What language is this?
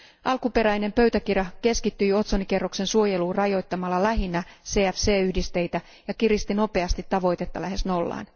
Finnish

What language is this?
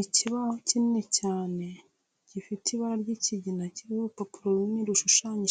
Kinyarwanda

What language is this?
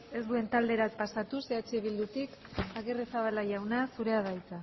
Basque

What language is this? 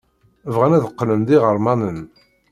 Kabyle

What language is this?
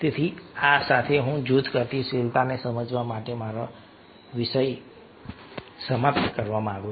Gujarati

